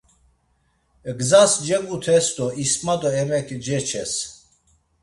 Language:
Laz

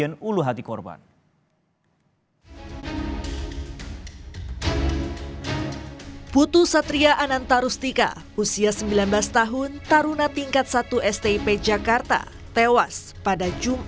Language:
Indonesian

